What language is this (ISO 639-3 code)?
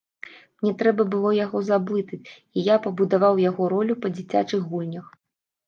bel